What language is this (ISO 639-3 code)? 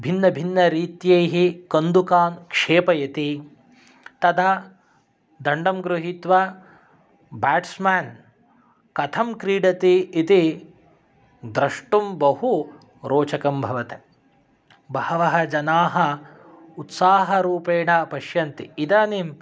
san